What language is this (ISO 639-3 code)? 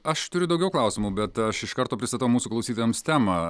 lit